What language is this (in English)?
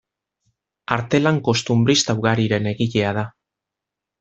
Basque